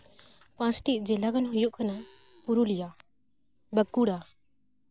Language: Santali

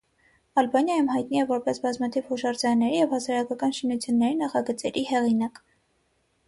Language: Armenian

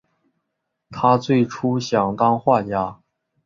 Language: Chinese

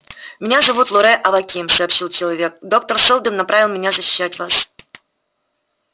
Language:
Russian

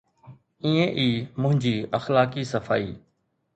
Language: Sindhi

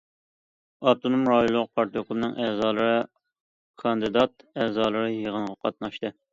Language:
Uyghur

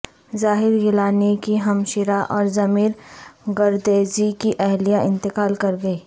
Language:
Urdu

